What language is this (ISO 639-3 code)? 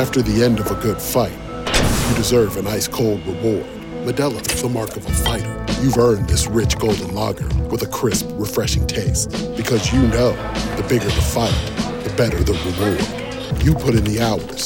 ita